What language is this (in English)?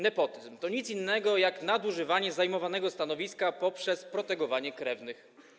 Polish